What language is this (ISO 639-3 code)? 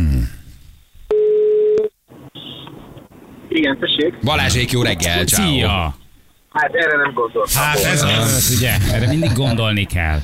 hun